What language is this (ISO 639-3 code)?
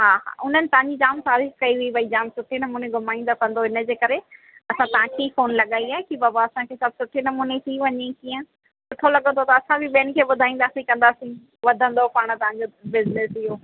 snd